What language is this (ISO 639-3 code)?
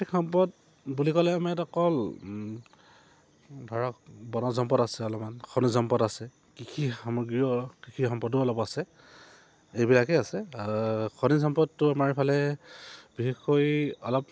asm